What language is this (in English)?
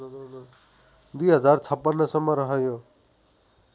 Nepali